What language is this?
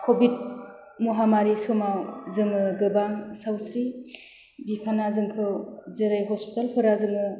Bodo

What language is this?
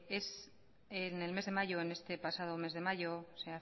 Spanish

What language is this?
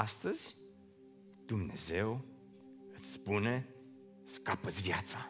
Romanian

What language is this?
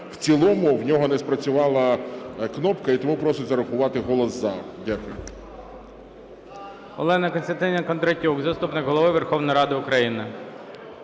Ukrainian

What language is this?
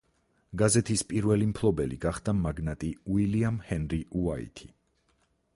Georgian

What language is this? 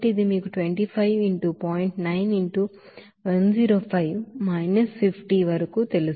Telugu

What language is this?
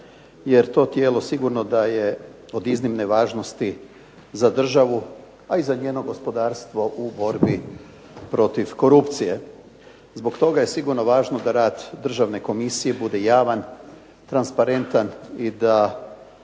Croatian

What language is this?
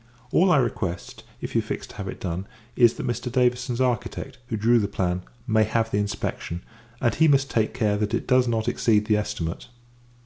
English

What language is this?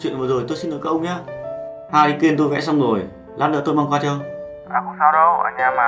Vietnamese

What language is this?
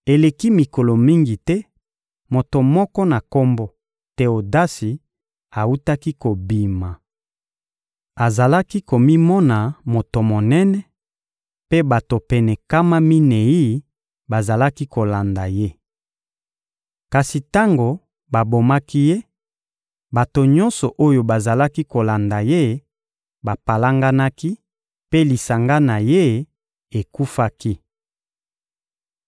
Lingala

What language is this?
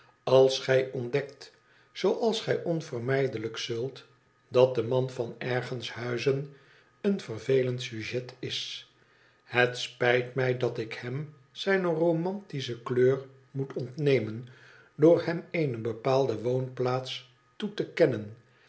Dutch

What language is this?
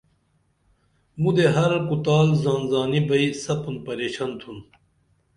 Dameli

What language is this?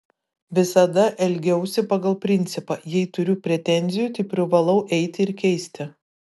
Lithuanian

